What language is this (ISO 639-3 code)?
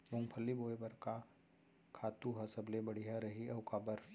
hne